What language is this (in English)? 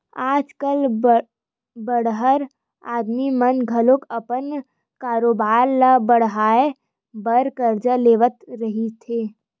Chhattisgarhi